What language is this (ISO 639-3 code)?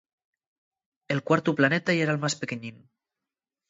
ast